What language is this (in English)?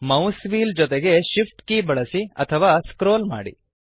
Kannada